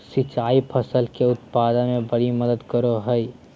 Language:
Magahi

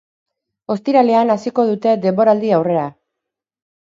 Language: Basque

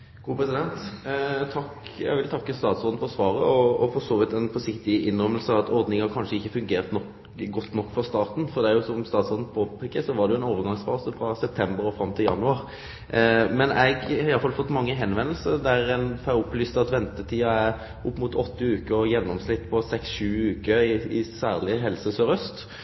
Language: Norwegian Nynorsk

